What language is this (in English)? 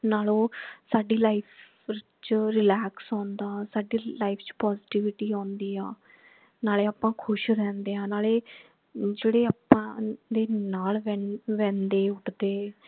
Punjabi